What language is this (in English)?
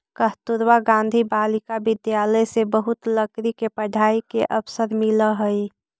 Magahi